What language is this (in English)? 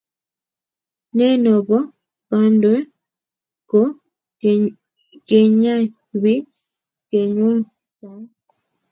Kalenjin